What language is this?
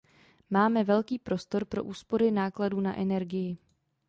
Czech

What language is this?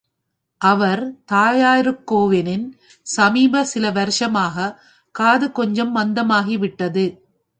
Tamil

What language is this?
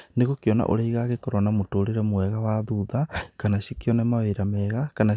Kikuyu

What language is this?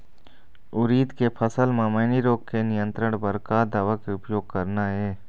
Chhattisgarhi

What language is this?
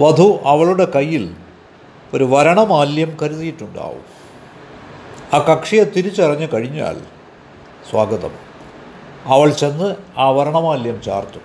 Malayalam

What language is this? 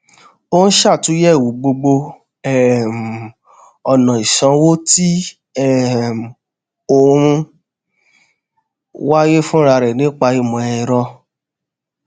Yoruba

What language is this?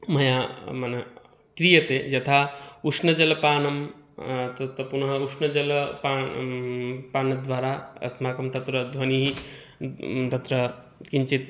Sanskrit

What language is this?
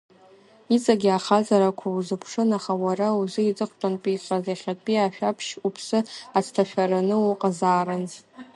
Abkhazian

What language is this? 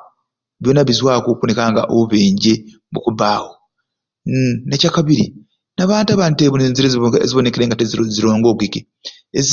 Ruuli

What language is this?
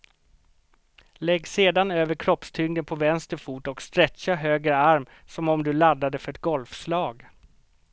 Swedish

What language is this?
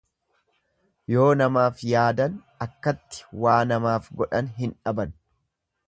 Oromo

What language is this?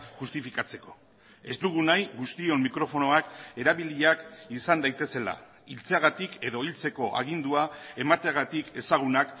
Basque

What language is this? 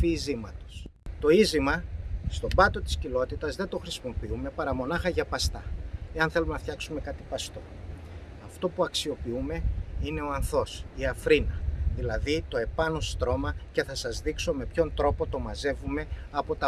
Greek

